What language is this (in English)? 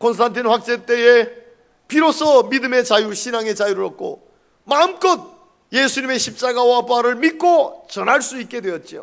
Korean